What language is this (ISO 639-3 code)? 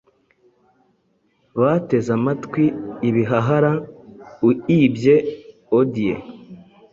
kin